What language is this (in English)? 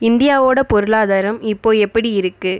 Tamil